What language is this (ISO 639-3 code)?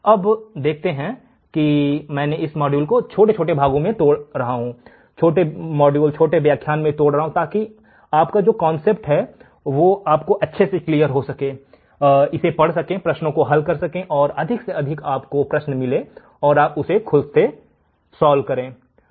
hin